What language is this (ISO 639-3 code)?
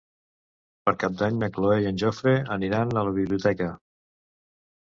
cat